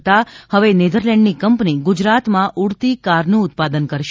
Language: Gujarati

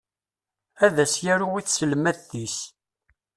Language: Kabyle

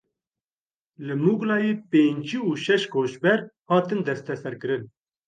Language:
Kurdish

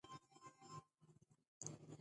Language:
Pashto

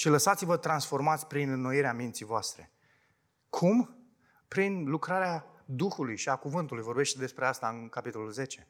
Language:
Romanian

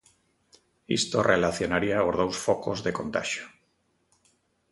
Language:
Galician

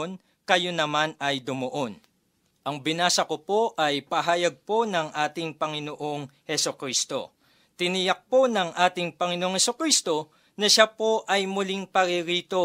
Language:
Filipino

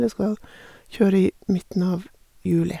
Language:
Norwegian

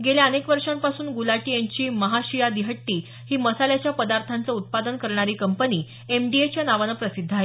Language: Marathi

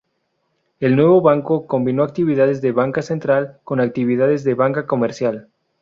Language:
Spanish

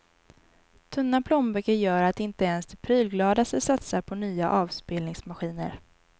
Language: Swedish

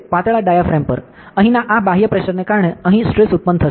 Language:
Gujarati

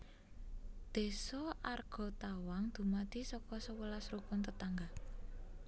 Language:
Javanese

